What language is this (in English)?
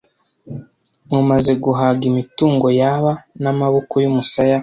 Kinyarwanda